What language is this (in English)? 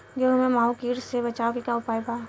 Bhojpuri